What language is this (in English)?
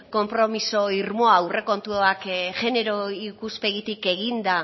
Basque